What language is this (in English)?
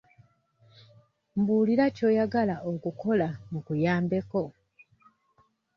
Ganda